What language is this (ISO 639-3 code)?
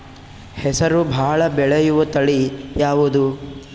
kan